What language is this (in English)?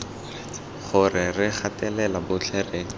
Tswana